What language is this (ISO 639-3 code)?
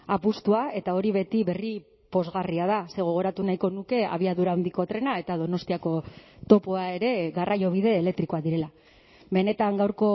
eus